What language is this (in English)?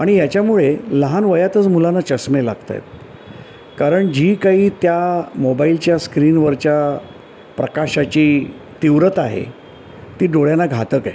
Marathi